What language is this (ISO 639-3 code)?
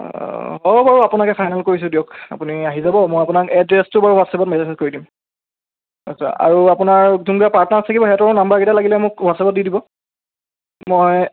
asm